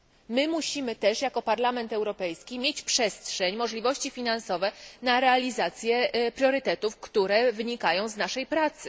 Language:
Polish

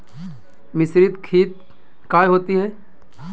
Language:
Magahi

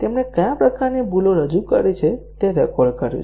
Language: Gujarati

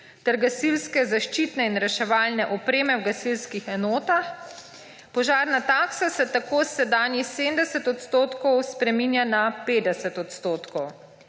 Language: Slovenian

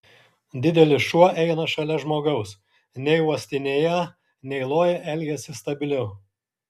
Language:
Lithuanian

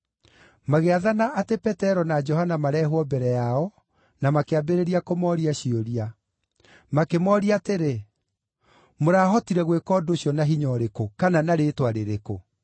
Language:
Kikuyu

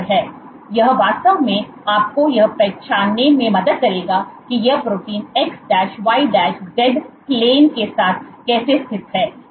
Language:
Hindi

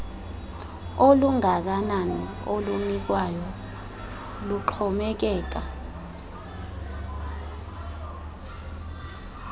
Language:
Xhosa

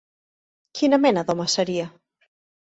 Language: Catalan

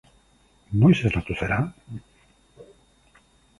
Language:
Basque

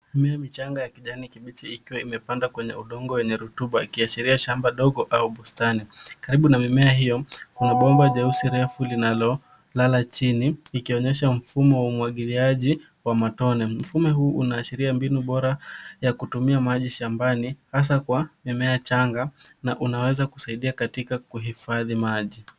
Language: Swahili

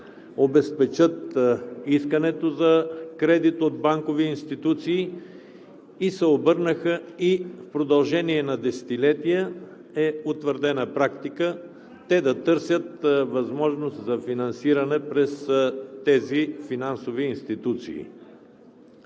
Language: Bulgarian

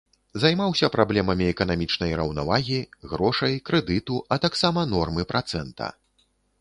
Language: Belarusian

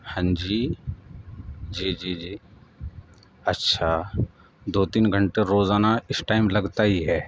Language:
Urdu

